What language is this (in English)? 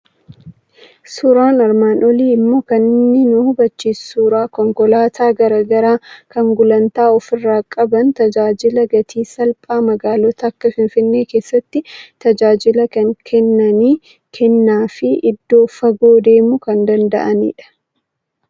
Oromo